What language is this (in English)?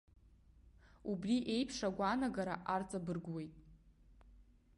Abkhazian